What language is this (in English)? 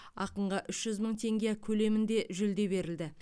Kazakh